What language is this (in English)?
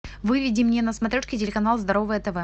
Russian